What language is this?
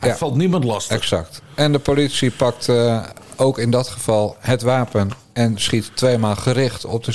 Dutch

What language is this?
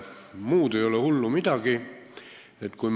Estonian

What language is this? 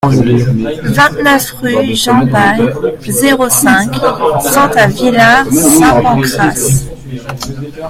French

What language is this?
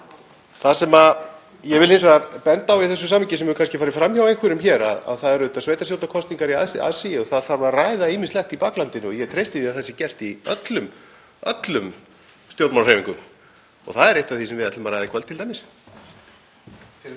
Icelandic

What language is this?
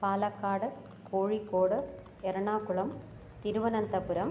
Sanskrit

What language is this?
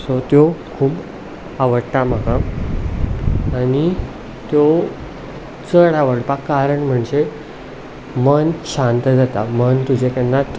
Konkani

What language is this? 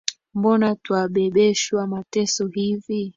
Swahili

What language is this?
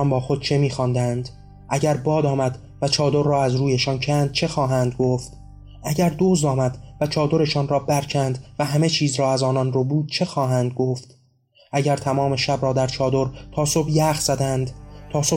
Persian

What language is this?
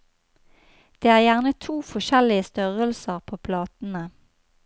Norwegian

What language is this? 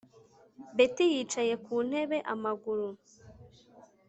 Kinyarwanda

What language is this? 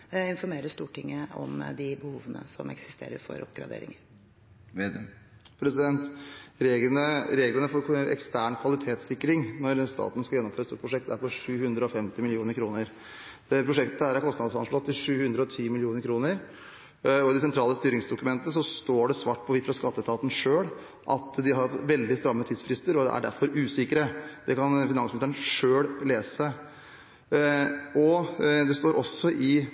Norwegian Bokmål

